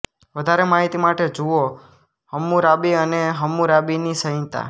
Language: Gujarati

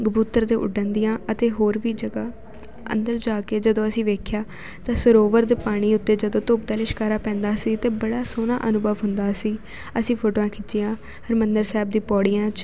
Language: Punjabi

